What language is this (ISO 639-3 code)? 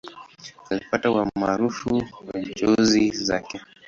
swa